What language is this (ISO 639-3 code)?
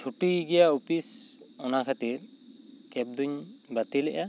sat